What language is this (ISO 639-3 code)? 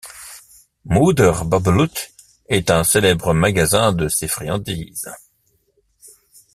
fra